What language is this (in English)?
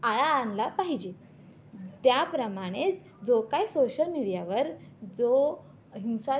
Marathi